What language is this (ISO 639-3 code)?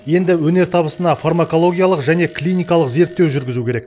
kaz